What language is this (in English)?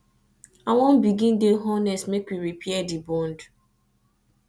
Nigerian Pidgin